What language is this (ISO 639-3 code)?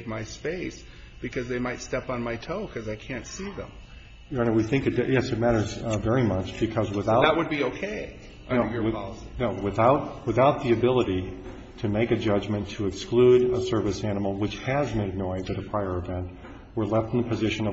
eng